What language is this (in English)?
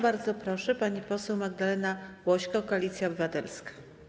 Polish